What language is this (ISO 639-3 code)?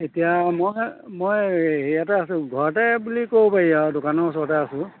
asm